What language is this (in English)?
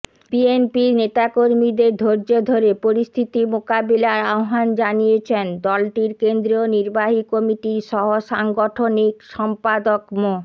Bangla